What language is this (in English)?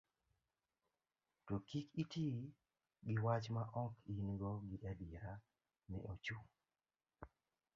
Luo (Kenya and Tanzania)